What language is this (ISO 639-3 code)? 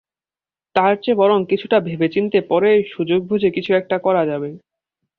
ben